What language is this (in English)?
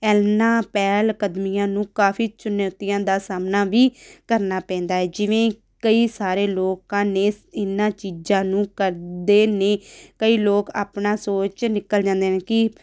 Punjabi